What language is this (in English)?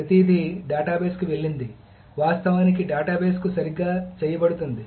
Telugu